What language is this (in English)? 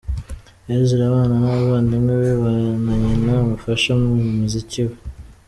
Kinyarwanda